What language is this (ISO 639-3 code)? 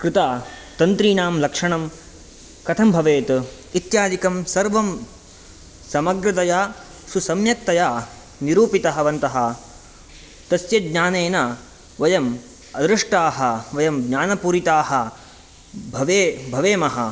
san